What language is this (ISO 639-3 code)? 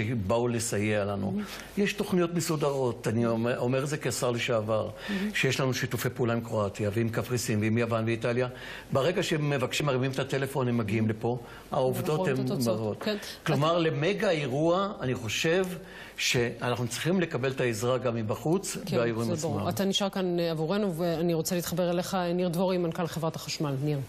heb